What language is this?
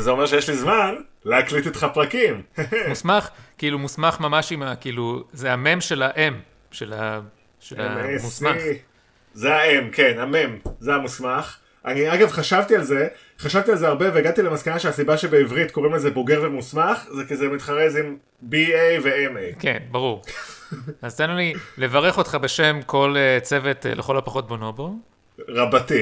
Hebrew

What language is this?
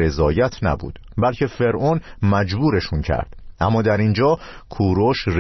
Persian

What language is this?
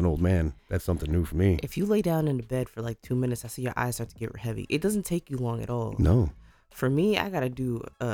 English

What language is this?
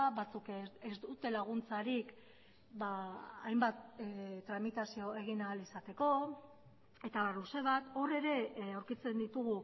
Basque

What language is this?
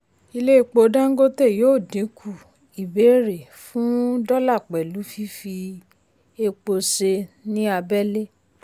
Yoruba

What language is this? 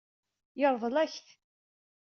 Kabyle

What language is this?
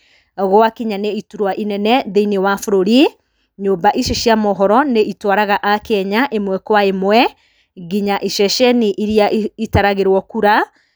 Kikuyu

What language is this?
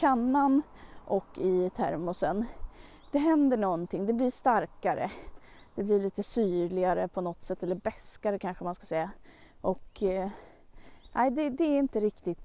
Swedish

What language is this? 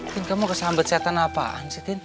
Indonesian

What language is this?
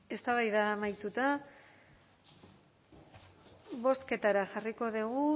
Basque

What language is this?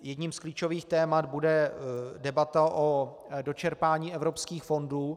Czech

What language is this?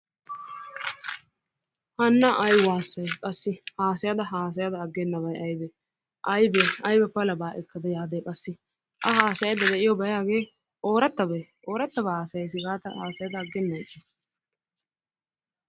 Wolaytta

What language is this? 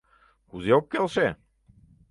Mari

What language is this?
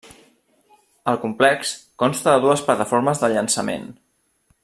Catalan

